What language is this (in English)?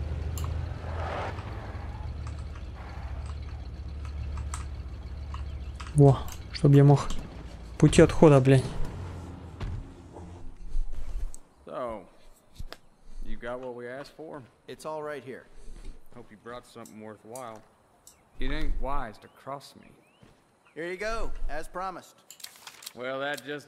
Russian